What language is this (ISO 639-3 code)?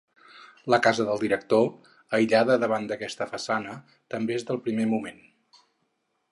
cat